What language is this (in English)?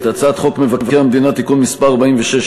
Hebrew